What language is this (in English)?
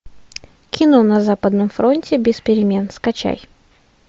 Russian